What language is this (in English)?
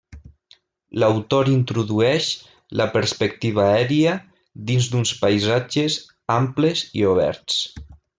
Catalan